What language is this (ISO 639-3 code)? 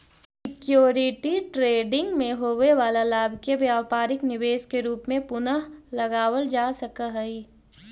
mag